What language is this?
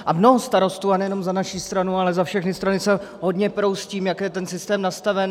Czech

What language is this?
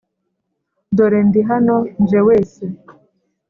Kinyarwanda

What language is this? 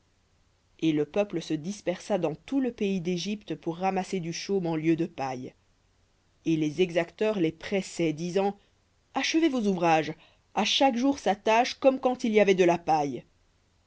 French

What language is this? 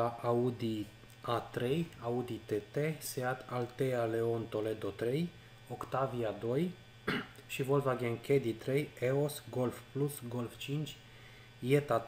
Romanian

